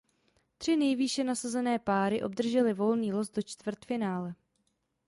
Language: Czech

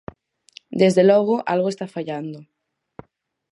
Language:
Galician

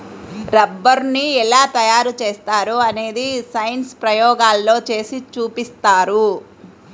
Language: Telugu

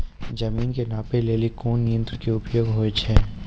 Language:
Maithili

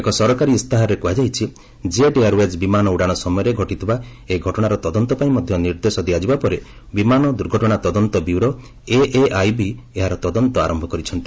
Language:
Odia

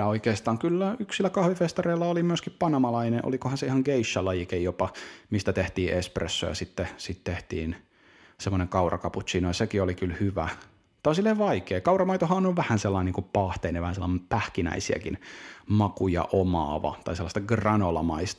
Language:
Finnish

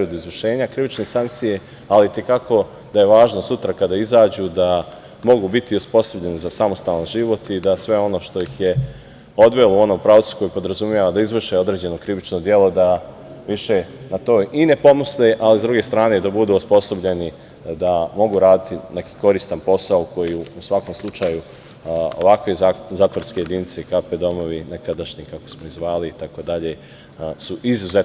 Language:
Serbian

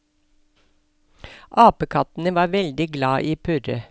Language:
Norwegian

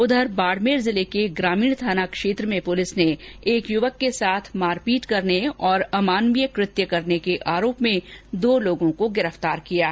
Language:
Hindi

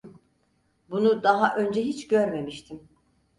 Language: Turkish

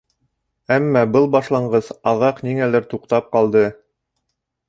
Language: Bashkir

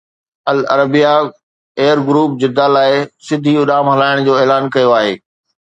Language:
Sindhi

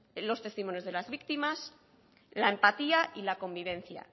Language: Spanish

